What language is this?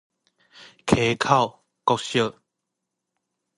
Min Nan Chinese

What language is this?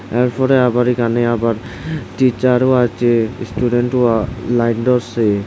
Bangla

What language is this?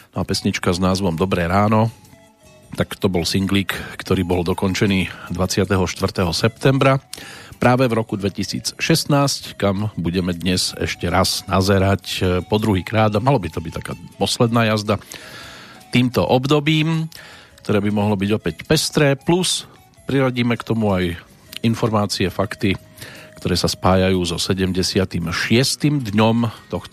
Slovak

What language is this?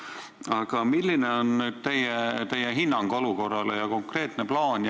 Estonian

